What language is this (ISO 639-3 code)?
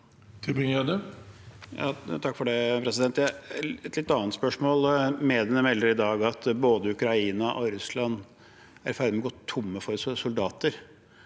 nor